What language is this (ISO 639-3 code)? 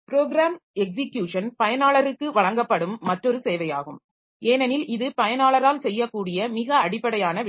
tam